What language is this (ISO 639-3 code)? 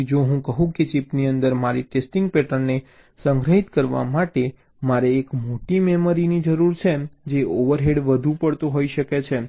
guj